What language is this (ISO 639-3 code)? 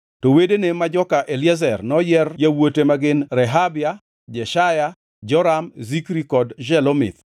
luo